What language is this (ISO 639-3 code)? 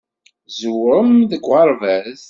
kab